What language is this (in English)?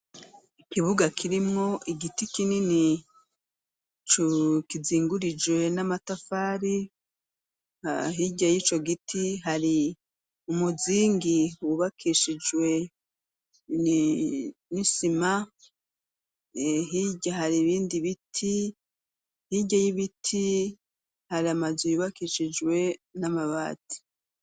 Rundi